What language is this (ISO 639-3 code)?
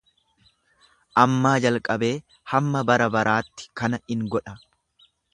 orm